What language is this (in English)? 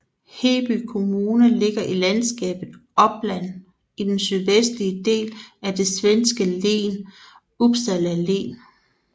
Danish